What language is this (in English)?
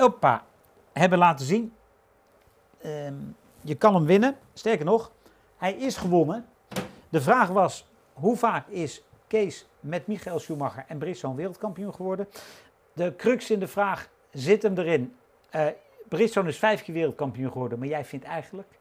Dutch